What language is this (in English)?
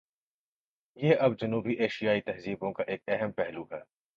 Urdu